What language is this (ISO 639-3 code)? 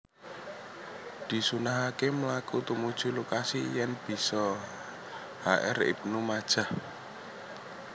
jav